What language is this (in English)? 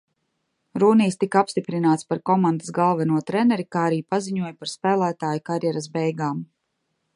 Latvian